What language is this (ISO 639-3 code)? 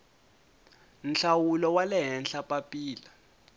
tso